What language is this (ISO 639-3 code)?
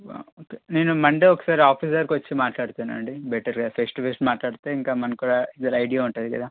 tel